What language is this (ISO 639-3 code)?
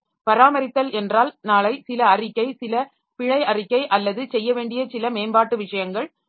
tam